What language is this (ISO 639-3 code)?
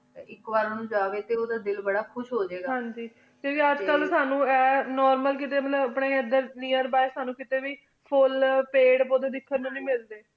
pan